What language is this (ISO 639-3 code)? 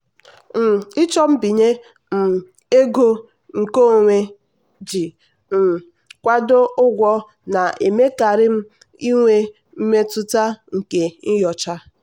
ibo